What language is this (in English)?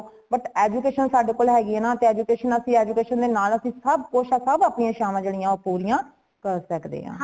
Punjabi